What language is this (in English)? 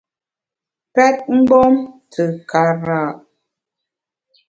Bamun